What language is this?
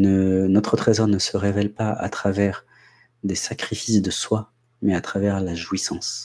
French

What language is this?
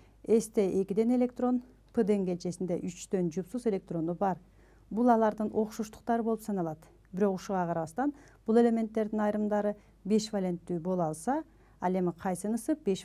Turkish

